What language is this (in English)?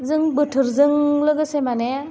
Bodo